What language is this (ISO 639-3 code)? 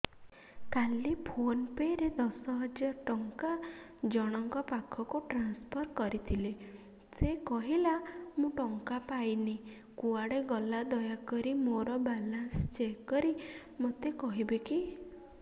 ori